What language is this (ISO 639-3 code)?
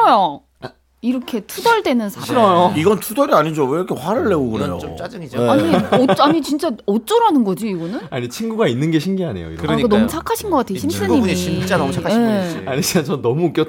kor